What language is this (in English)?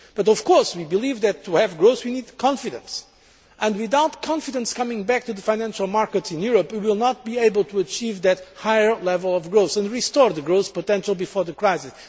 English